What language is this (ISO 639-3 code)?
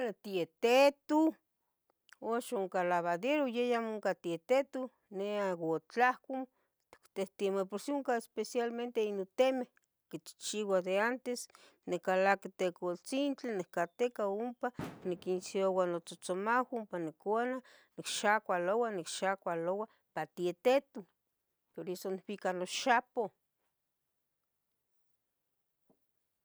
nhg